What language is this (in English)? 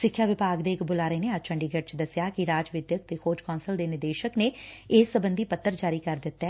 Punjabi